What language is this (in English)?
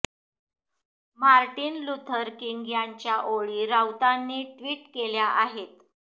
Marathi